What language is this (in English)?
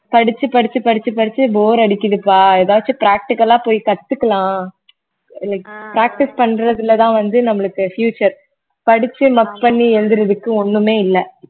Tamil